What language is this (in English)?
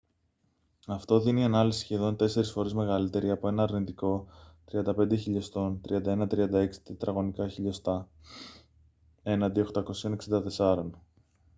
Greek